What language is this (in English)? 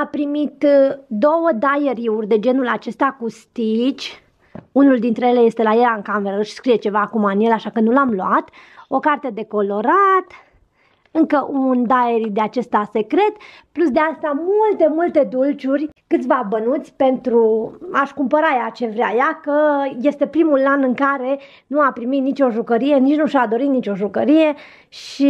Romanian